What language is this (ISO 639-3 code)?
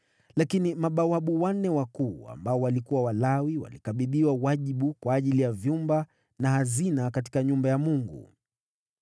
swa